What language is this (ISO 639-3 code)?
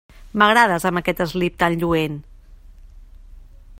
cat